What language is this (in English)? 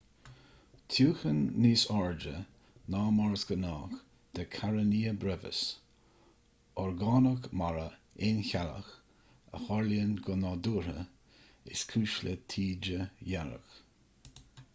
Irish